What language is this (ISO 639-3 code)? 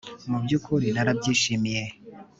kin